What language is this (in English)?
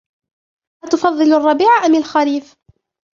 Arabic